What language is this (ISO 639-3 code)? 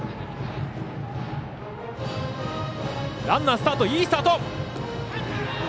jpn